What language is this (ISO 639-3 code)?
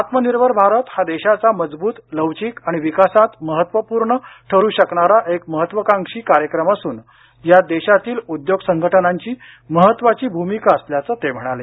mar